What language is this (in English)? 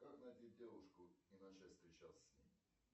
Russian